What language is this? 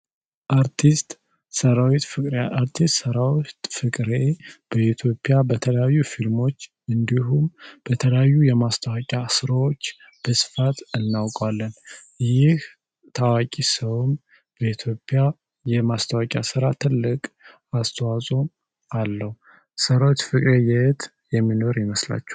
Amharic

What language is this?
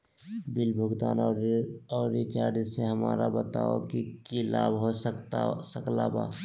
Magahi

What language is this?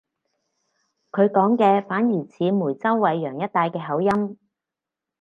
Cantonese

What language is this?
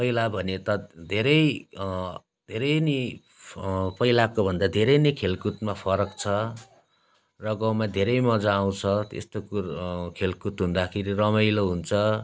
Nepali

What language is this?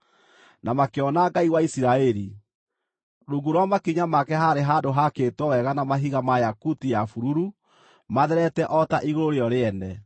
Kikuyu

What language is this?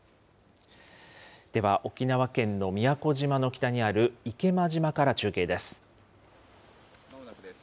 Japanese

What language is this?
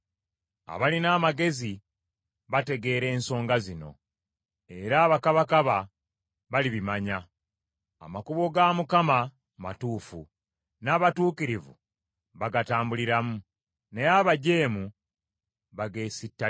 Ganda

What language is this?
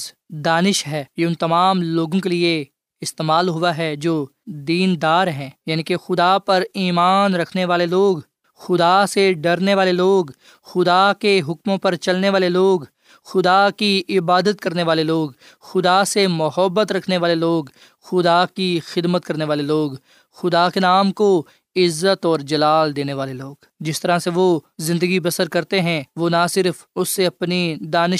Urdu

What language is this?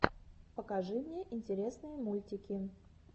Russian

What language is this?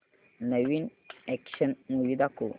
Marathi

